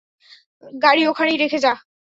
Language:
Bangla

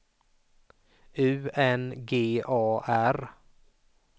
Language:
Swedish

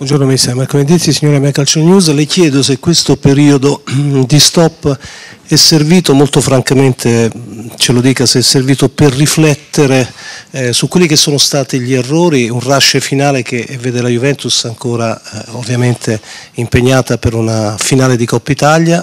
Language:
Italian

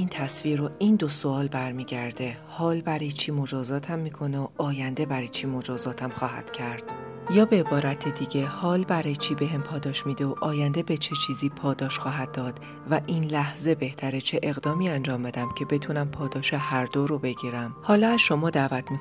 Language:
Persian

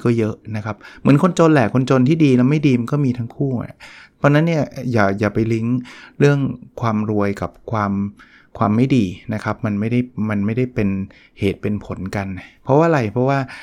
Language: Thai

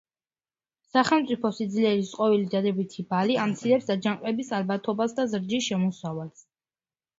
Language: Georgian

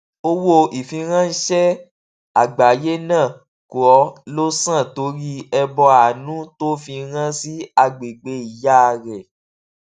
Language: Yoruba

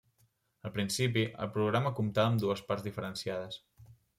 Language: Catalan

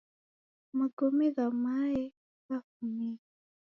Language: Taita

